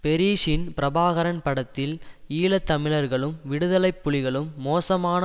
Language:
Tamil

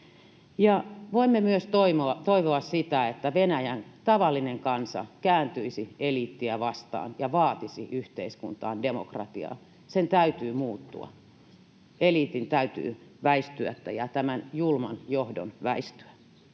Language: Finnish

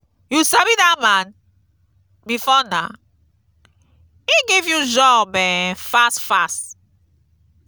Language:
Nigerian Pidgin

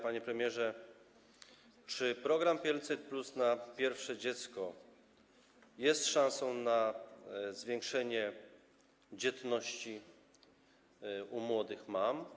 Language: Polish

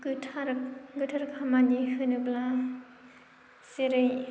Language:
Bodo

